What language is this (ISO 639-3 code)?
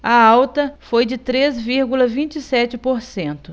por